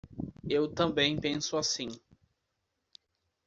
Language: Portuguese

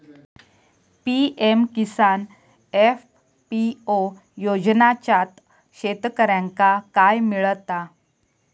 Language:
Marathi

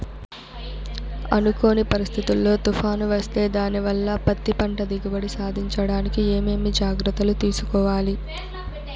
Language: Telugu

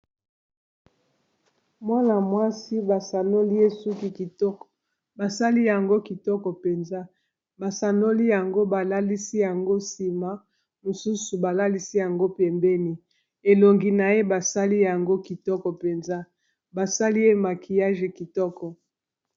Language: Lingala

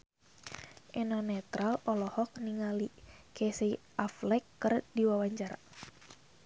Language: Sundanese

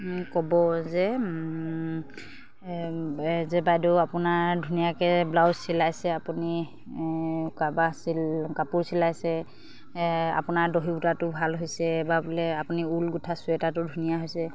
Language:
Assamese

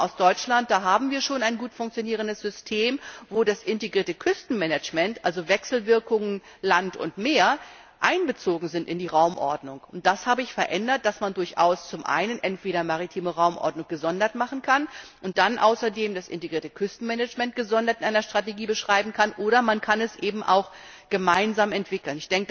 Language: German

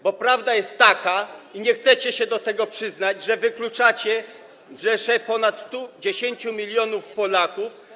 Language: Polish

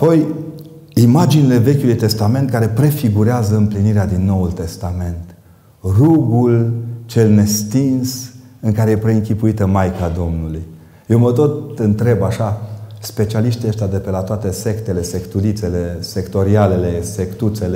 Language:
Romanian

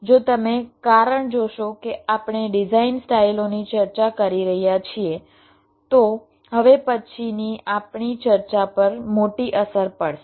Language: Gujarati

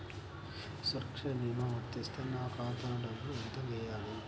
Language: Telugu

